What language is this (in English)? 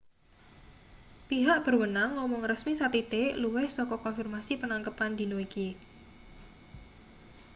Javanese